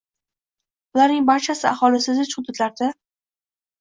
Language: Uzbek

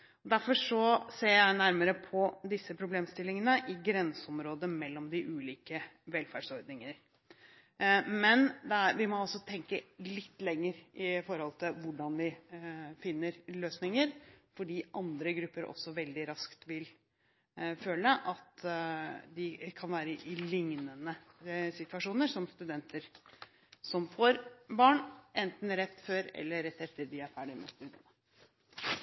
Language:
Norwegian Bokmål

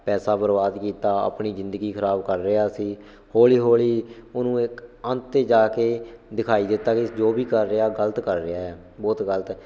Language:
Punjabi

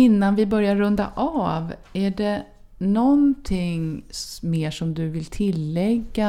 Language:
Swedish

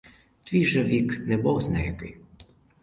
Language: Ukrainian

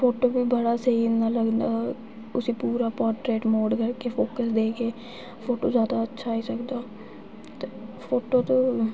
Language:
Dogri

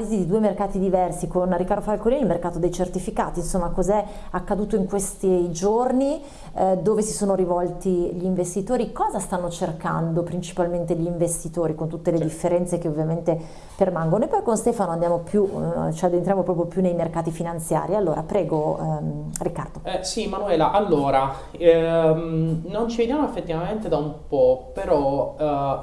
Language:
Italian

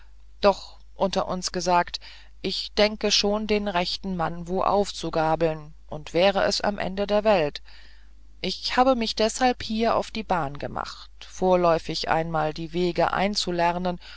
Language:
German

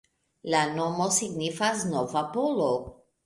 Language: Esperanto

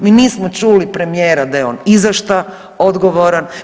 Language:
Croatian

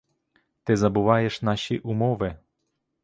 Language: Ukrainian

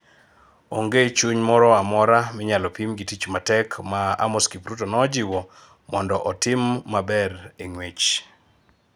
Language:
Luo (Kenya and Tanzania)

